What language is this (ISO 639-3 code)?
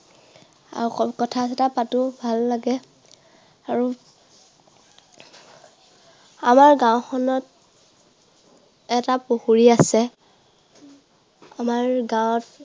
asm